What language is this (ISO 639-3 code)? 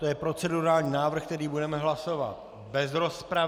ces